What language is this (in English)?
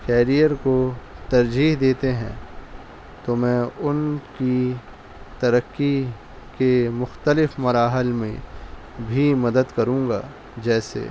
Urdu